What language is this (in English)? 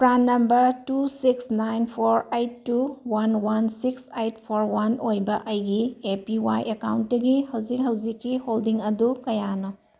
Manipuri